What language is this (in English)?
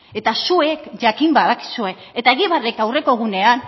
Basque